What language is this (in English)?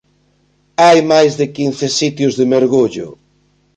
Galician